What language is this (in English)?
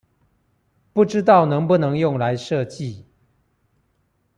Chinese